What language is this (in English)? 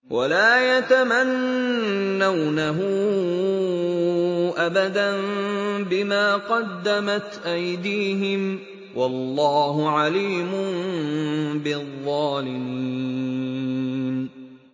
Arabic